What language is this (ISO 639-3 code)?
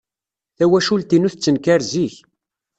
kab